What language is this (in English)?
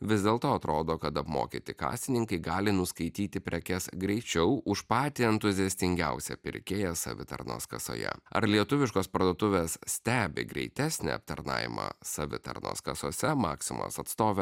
Lithuanian